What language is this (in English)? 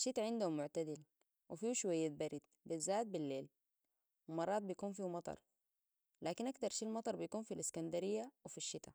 Sudanese Arabic